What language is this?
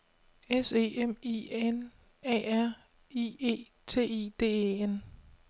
Danish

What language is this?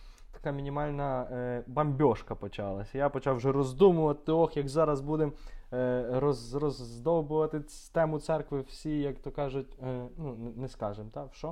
Ukrainian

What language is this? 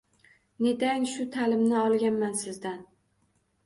Uzbek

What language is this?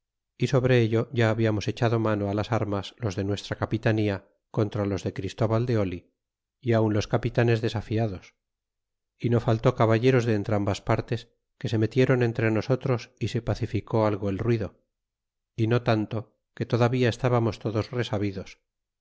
Spanish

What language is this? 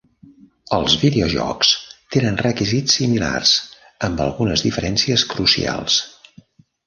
Catalan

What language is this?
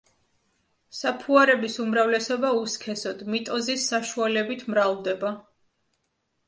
Georgian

